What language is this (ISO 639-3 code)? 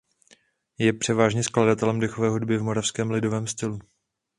ces